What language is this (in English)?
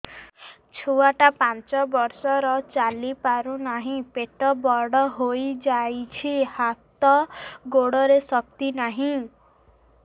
Odia